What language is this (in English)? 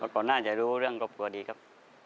Thai